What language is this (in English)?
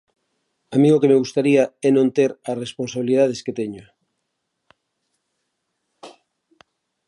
Galician